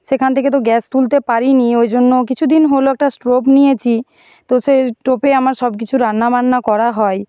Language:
Bangla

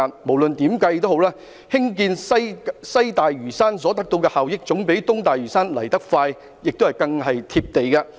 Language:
Cantonese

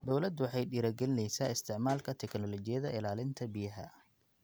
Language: Somali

